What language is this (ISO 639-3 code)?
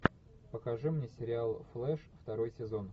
rus